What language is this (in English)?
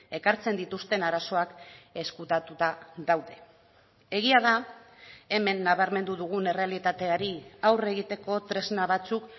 Basque